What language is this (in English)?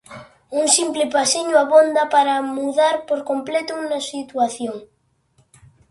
Galician